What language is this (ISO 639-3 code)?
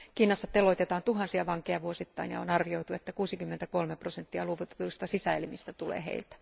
fin